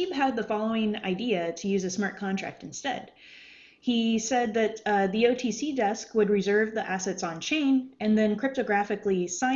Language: English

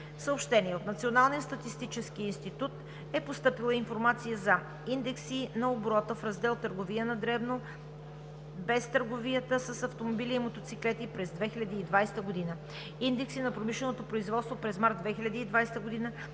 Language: Bulgarian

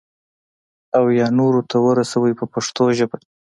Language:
Pashto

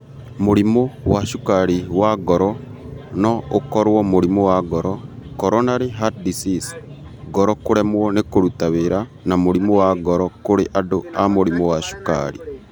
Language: Kikuyu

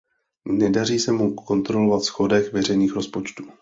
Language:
Czech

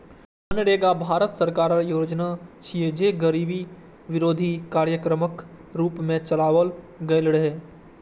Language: Maithili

